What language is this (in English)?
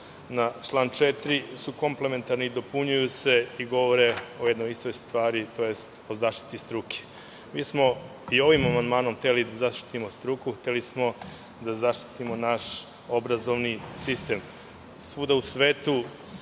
Serbian